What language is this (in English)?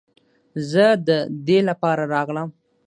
Pashto